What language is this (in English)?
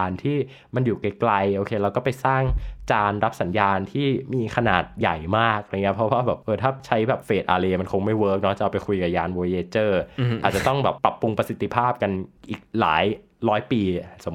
Thai